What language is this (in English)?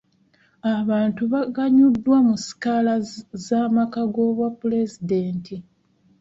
Ganda